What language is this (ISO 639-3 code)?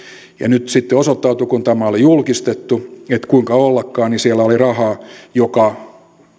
fin